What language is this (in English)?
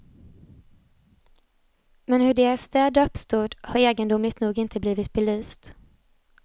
Swedish